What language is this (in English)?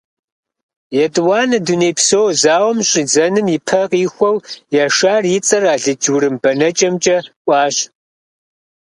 Kabardian